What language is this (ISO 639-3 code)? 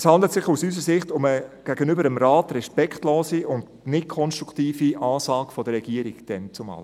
gsw